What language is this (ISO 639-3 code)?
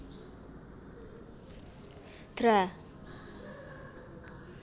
jav